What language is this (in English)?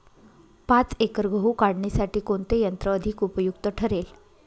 Marathi